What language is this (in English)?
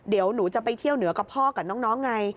Thai